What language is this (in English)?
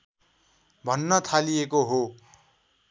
Nepali